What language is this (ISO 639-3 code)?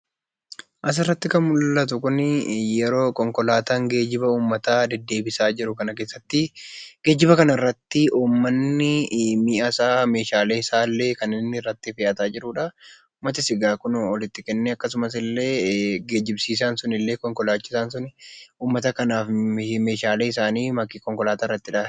orm